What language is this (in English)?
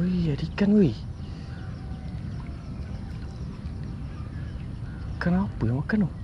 Malay